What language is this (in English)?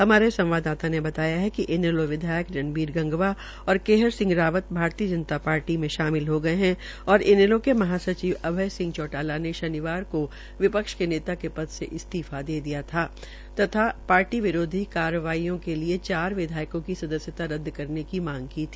Hindi